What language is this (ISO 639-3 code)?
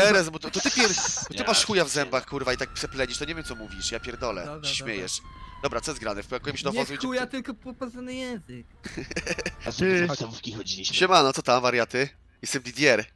pol